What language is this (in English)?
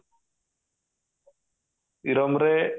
Odia